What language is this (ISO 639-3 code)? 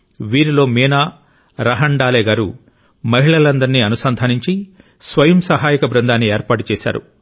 tel